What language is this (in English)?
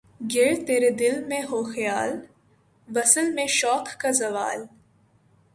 Urdu